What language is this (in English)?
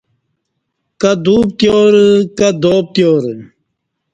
Kati